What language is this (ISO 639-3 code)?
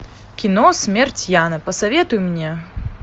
rus